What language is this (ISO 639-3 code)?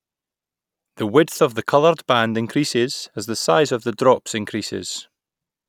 eng